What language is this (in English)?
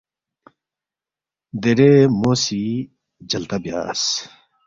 Balti